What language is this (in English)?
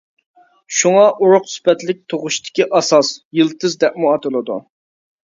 Uyghur